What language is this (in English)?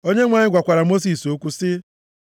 Igbo